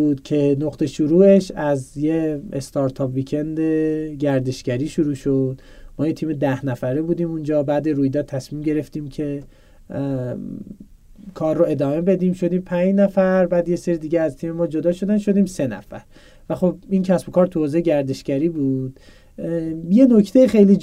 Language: Persian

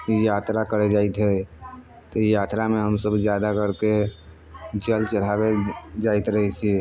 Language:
Maithili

